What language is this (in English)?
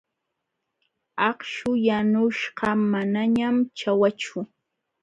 Jauja Wanca Quechua